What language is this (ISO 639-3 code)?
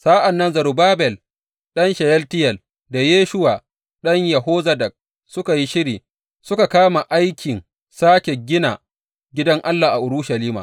hau